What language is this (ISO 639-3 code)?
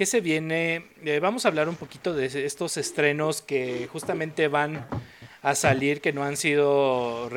spa